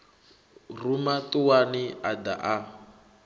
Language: Venda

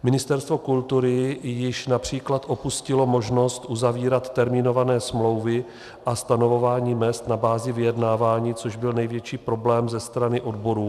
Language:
Czech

